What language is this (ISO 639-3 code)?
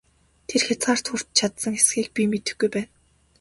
mon